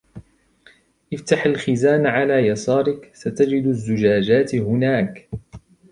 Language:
Arabic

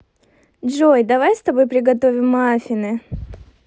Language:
Russian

